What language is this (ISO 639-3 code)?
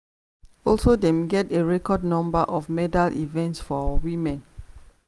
pcm